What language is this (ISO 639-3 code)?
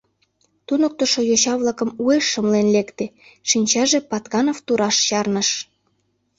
chm